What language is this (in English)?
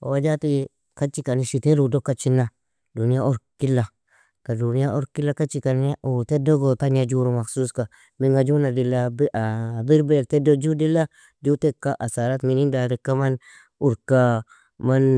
Nobiin